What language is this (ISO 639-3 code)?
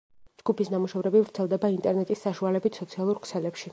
kat